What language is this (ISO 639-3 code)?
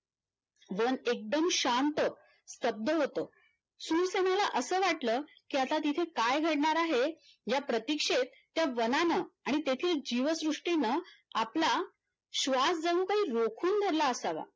mar